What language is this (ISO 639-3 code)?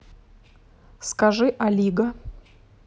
rus